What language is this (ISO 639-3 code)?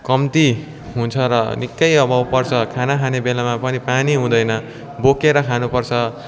nep